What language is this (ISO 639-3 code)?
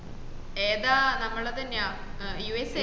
mal